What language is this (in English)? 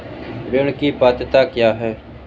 Hindi